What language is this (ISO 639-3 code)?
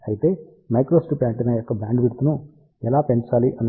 tel